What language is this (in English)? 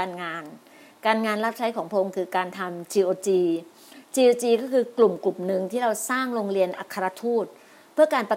Thai